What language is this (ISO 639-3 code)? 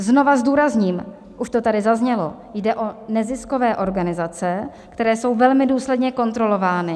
ces